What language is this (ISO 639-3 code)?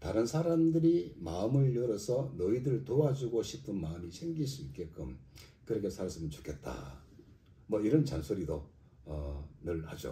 kor